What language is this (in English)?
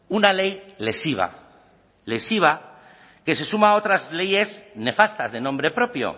Spanish